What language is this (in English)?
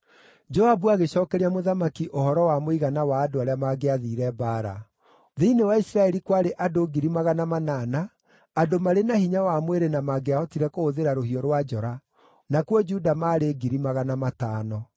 Kikuyu